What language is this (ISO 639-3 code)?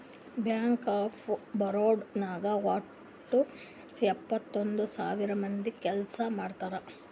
kan